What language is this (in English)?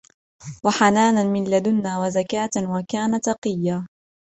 Arabic